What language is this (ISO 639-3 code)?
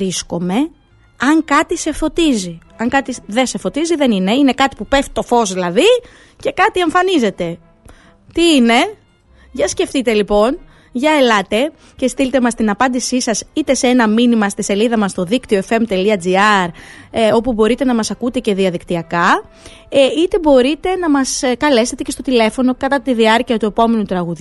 ell